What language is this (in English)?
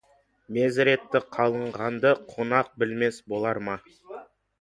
Kazakh